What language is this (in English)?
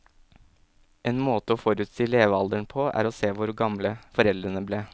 Norwegian